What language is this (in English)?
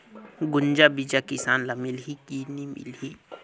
Chhattisgarhi